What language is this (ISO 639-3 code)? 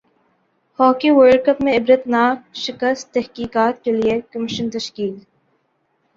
urd